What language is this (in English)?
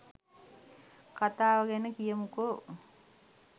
Sinhala